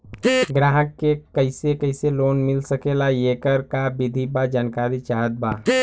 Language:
Bhojpuri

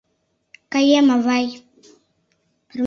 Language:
Mari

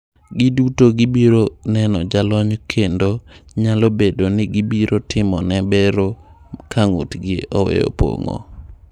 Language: Luo (Kenya and Tanzania)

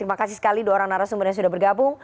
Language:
Indonesian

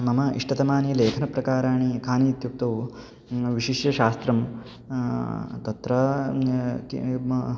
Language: Sanskrit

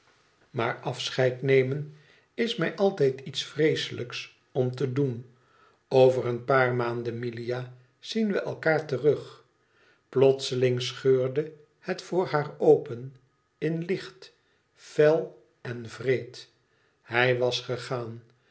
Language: Dutch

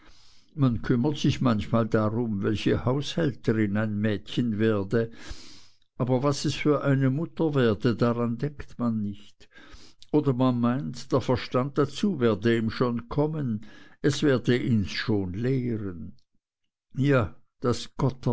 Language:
German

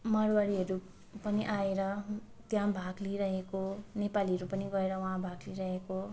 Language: Nepali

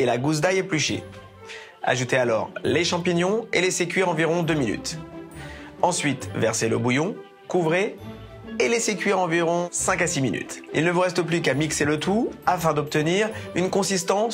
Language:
French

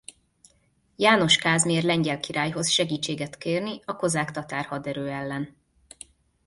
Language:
Hungarian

